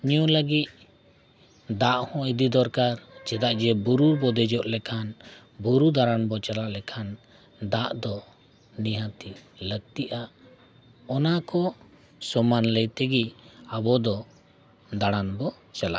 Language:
Santali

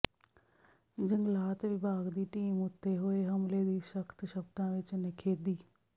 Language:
Punjabi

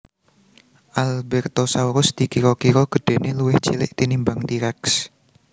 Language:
Javanese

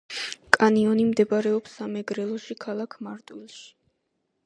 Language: Georgian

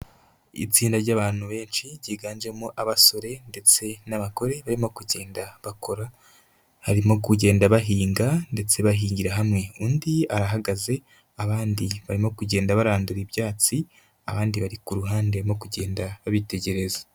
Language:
Kinyarwanda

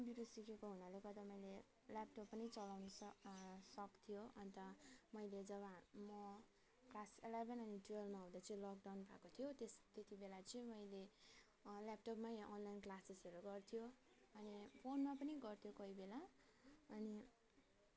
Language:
Nepali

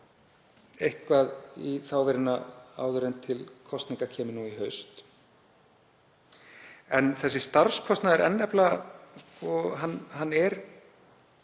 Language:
Icelandic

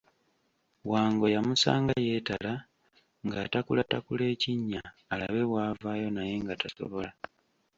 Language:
Ganda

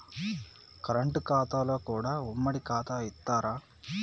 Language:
Telugu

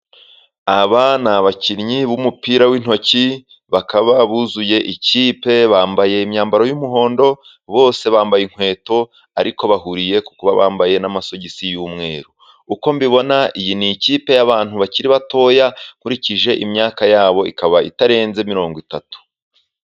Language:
Kinyarwanda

